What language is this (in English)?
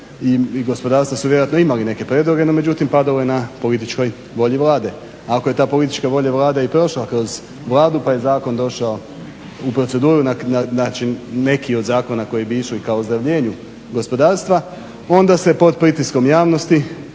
Croatian